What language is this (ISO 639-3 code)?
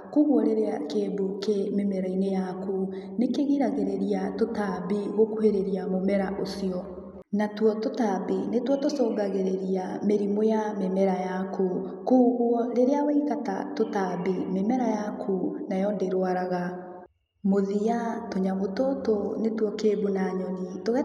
kik